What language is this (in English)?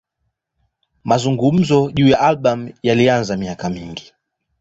Swahili